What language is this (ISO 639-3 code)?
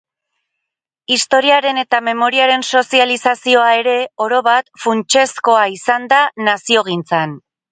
eus